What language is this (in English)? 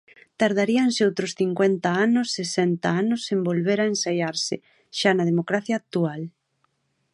Galician